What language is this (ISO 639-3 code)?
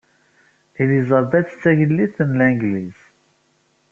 kab